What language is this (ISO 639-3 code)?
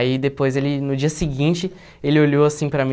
por